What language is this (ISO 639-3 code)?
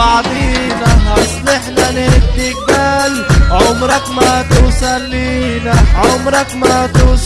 ara